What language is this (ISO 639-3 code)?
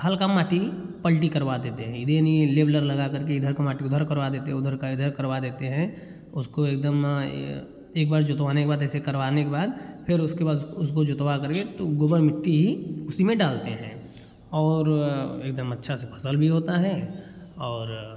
hin